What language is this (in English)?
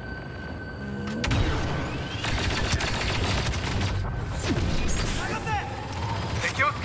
Japanese